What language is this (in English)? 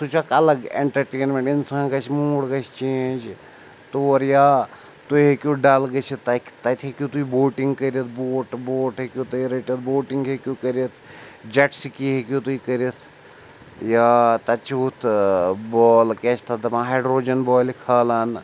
Kashmiri